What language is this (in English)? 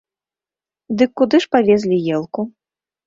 Belarusian